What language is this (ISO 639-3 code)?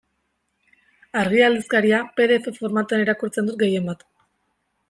eus